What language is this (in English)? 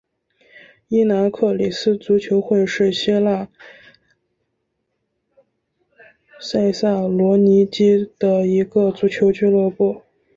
Chinese